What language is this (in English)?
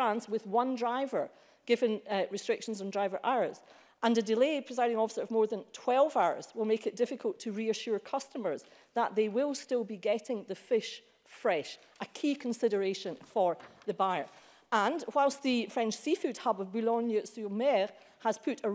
English